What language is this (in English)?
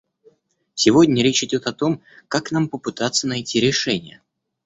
Russian